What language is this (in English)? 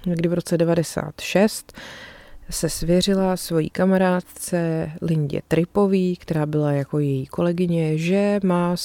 Czech